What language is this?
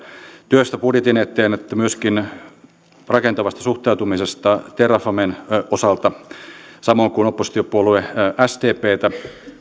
Finnish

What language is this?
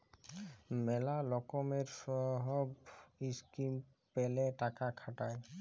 Bangla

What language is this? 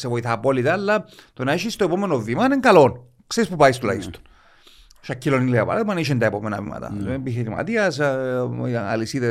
Greek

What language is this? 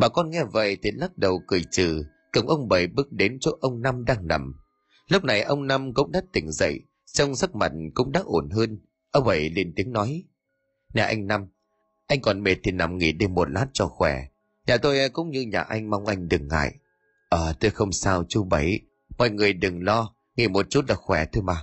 Vietnamese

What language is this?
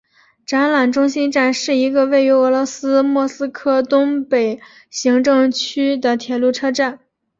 Chinese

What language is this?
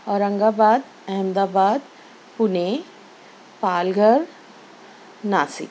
Urdu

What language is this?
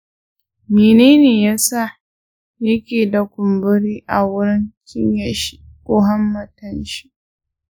Hausa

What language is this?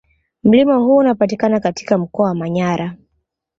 Swahili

